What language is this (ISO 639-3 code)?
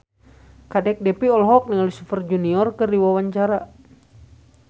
sun